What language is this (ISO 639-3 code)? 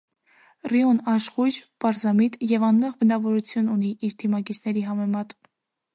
hye